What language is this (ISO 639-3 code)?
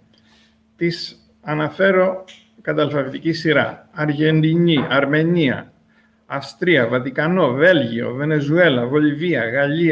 ell